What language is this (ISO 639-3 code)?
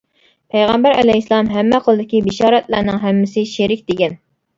uig